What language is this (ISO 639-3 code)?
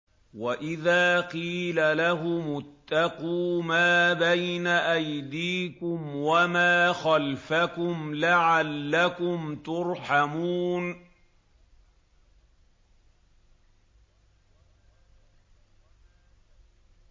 ara